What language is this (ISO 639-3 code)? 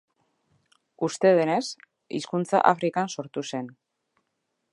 eus